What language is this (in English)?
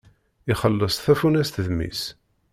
Kabyle